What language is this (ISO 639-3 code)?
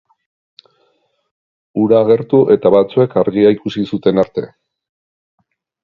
eus